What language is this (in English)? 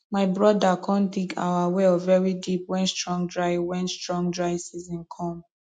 Nigerian Pidgin